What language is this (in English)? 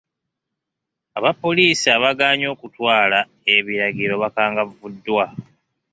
Ganda